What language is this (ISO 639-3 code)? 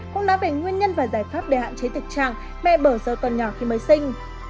vie